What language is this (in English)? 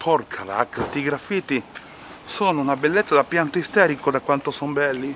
Italian